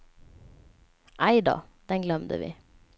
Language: Swedish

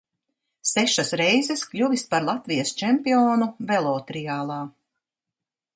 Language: Latvian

